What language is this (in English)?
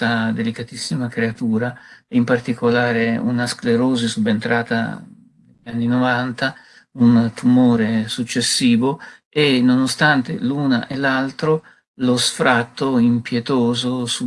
Italian